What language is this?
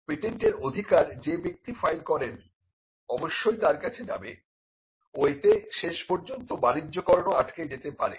Bangla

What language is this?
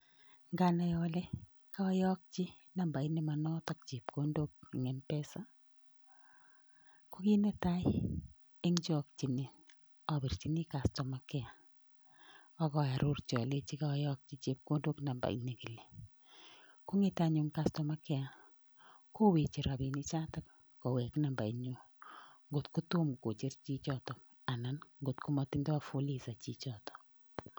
Kalenjin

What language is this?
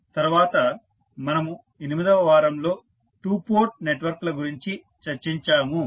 Telugu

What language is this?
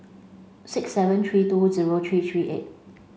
English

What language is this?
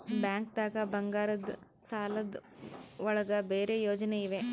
Kannada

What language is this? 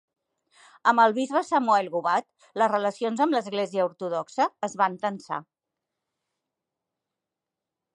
Catalan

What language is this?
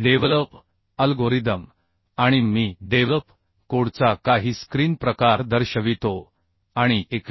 Marathi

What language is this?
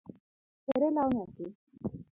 Luo (Kenya and Tanzania)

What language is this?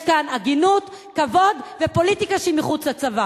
Hebrew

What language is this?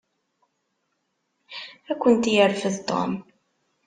Kabyle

